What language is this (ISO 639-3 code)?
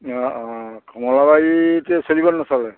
asm